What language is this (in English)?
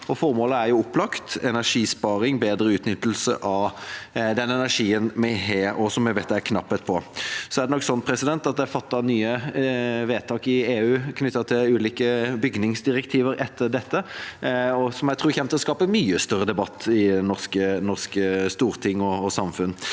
Norwegian